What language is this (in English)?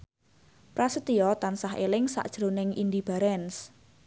Javanese